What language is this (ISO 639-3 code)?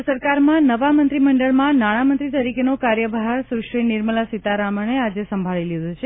guj